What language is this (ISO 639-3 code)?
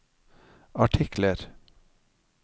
nor